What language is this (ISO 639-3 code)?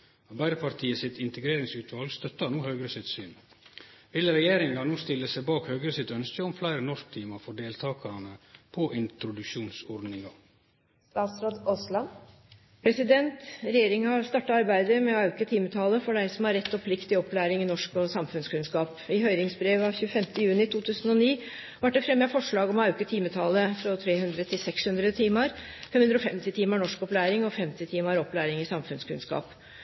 nno